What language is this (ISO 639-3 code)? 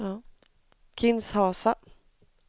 swe